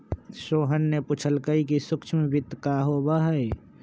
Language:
Magahi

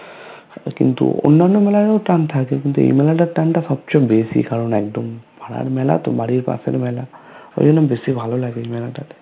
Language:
Bangla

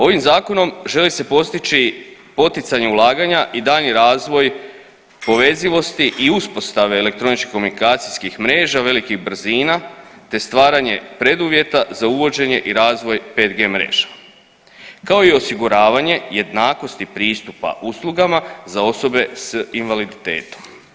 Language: Croatian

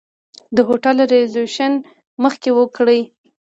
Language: Pashto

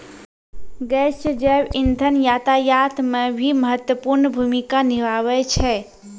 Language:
Maithili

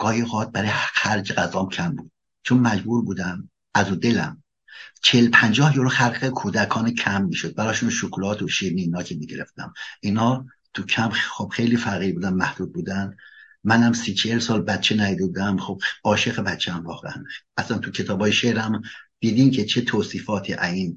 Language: Persian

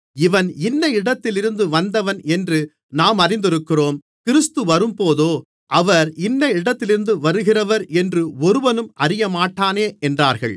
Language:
Tamil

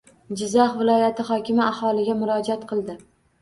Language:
Uzbek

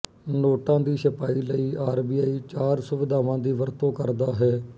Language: Punjabi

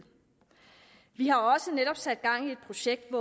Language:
Danish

